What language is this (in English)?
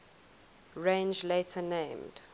English